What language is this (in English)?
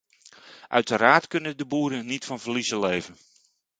Dutch